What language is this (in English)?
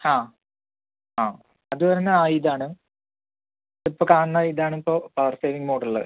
Malayalam